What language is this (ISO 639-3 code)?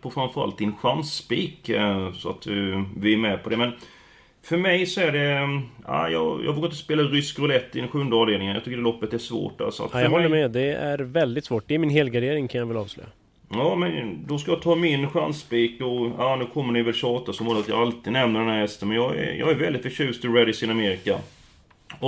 swe